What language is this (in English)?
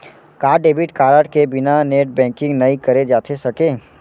Chhattisgarhi